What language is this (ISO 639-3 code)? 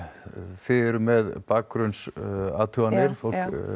isl